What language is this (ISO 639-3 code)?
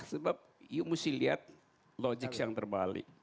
ind